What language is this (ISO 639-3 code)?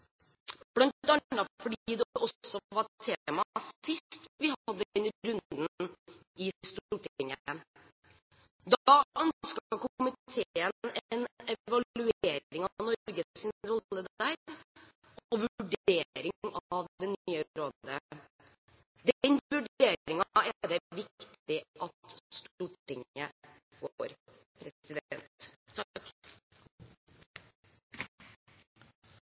nob